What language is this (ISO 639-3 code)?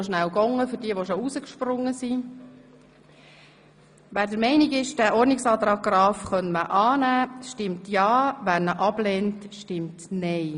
gsw